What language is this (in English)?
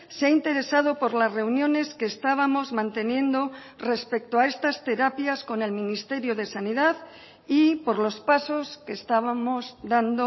Spanish